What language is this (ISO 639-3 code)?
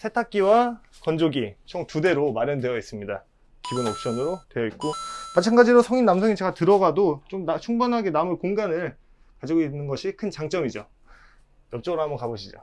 kor